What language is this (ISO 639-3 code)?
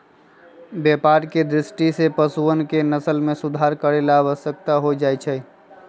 mag